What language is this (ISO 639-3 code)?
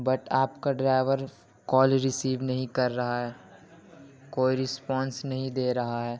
urd